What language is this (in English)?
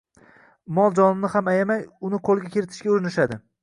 Uzbek